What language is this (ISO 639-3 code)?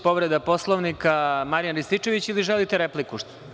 srp